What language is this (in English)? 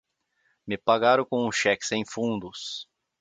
Portuguese